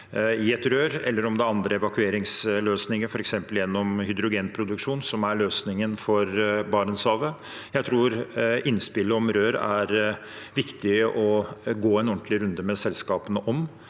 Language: Norwegian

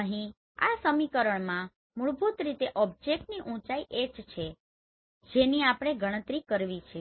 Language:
Gujarati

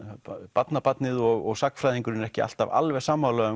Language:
Icelandic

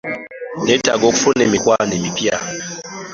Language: Ganda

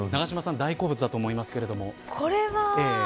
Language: Japanese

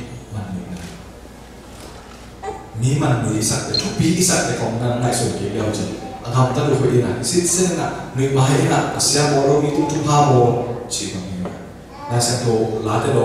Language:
Korean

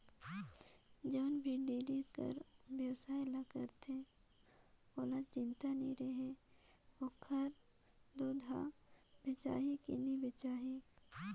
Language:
Chhattisgarhi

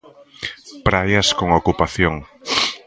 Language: Galician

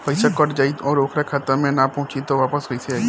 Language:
Bhojpuri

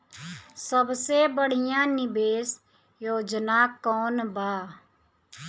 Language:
Bhojpuri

